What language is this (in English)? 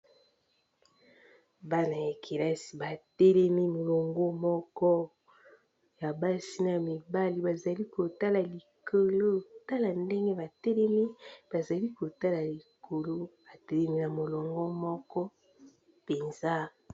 Lingala